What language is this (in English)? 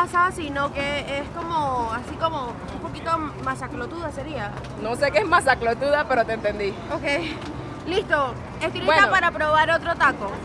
Spanish